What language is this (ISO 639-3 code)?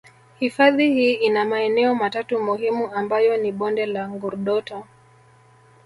swa